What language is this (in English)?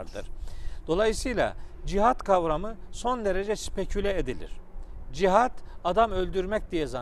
Turkish